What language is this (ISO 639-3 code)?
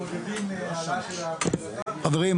heb